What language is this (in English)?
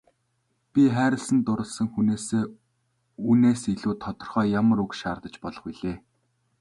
Mongolian